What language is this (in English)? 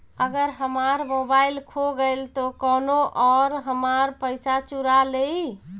Bhojpuri